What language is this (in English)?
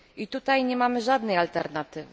Polish